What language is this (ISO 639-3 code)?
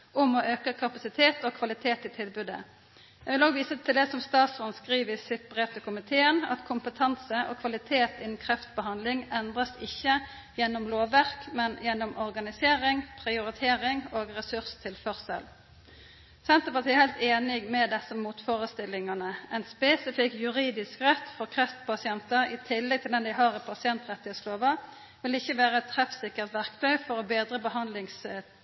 nno